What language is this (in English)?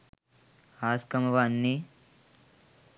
Sinhala